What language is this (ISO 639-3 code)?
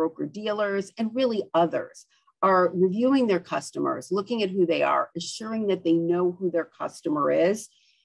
eng